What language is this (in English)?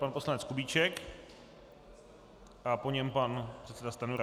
Czech